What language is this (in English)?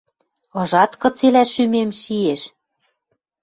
Western Mari